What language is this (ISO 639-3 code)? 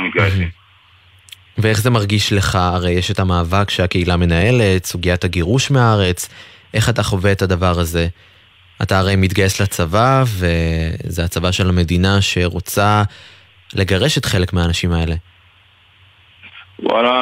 heb